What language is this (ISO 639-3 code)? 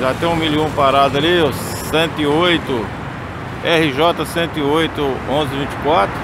por